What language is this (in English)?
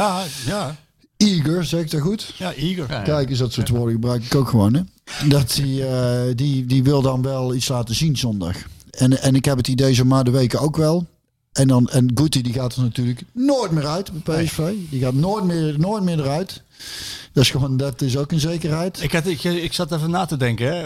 Dutch